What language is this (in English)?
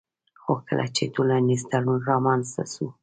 Pashto